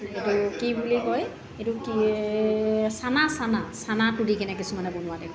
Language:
Assamese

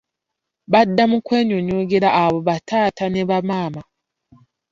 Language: Ganda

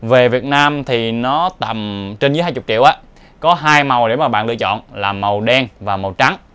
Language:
Vietnamese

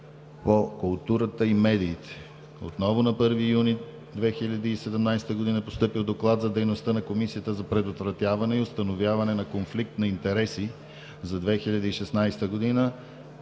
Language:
Bulgarian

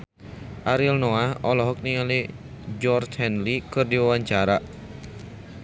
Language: Sundanese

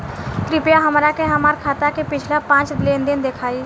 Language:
Bhojpuri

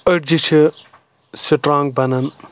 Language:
Kashmiri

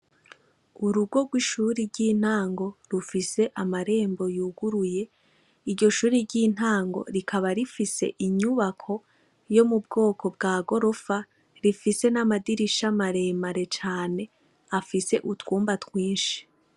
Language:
Rundi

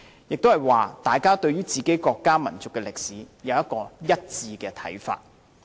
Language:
Cantonese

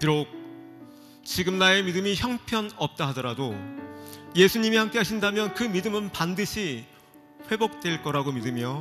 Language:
Korean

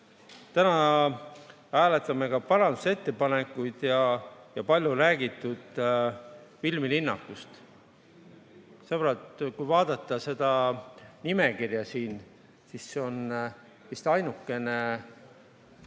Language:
Estonian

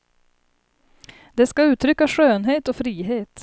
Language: Swedish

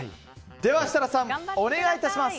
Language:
Japanese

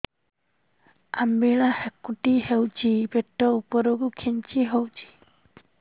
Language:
Odia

